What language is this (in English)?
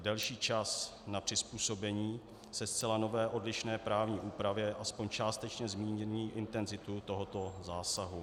Czech